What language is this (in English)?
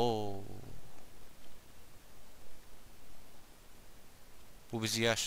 Turkish